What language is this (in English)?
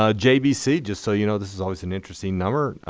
English